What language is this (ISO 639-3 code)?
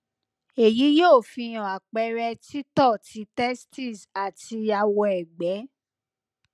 yor